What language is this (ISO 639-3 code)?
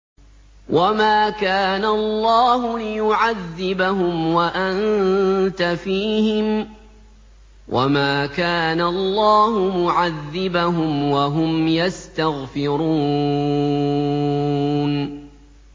ara